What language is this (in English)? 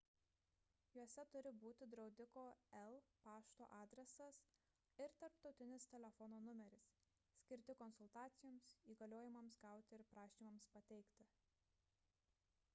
Lithuanian